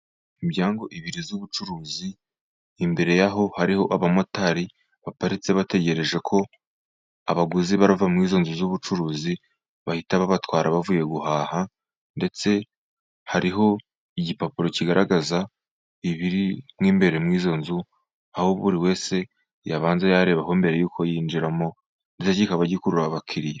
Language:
Kinyarwanda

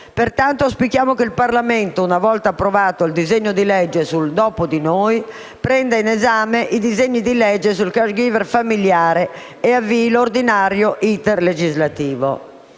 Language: Italian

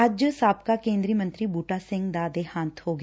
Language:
Punjabi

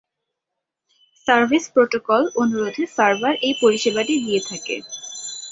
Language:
Bangla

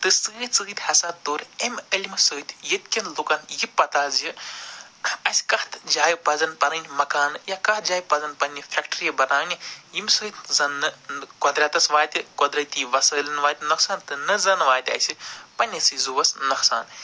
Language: Kashmiri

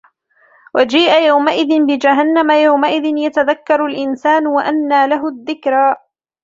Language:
Arabic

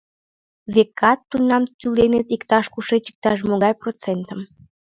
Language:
Mari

